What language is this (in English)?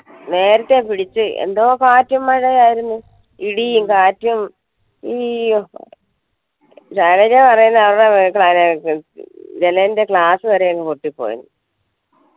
Malayalam